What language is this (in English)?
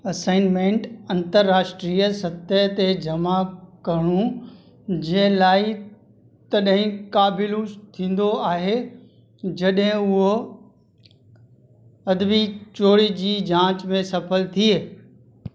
Sindhi